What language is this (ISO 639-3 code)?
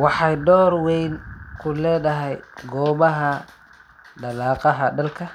som